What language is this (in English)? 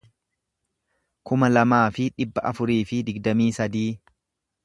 Oromo